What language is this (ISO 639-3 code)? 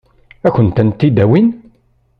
kab